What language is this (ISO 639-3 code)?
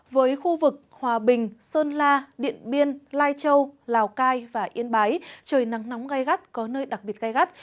vie